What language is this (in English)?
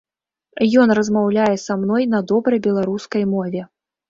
Belarusian